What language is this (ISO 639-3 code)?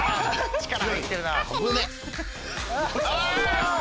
jpn